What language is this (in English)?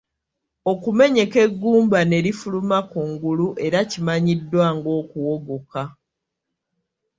Ganda